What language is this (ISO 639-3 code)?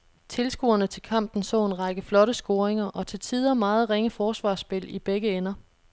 dan